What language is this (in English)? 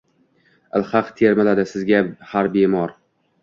Uzbek